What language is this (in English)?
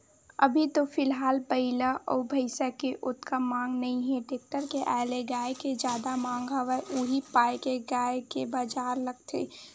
Chhattisgarhi